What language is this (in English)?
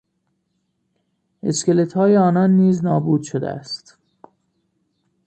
Persian